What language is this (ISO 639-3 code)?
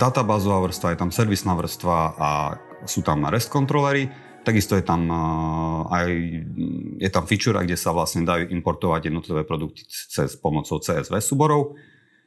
slk